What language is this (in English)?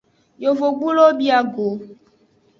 Aja (Benin)